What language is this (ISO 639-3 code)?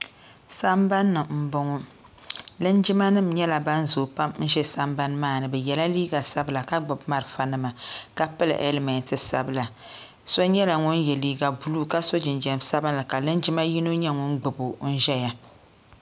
dag